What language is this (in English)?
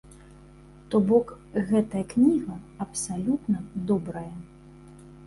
Belarusian